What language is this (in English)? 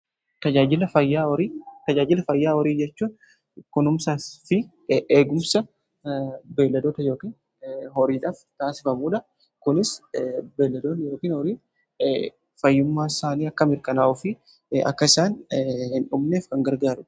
Oromo